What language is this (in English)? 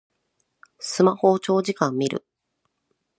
Japanese